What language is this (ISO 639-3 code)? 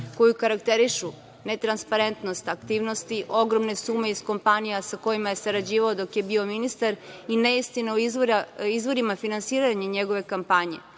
srp